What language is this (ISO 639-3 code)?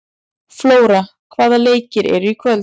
isl